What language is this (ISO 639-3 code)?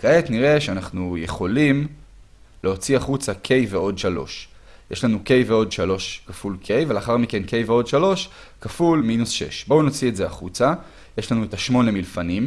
heb